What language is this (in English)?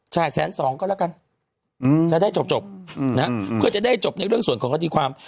Thai